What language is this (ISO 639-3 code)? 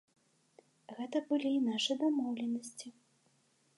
bel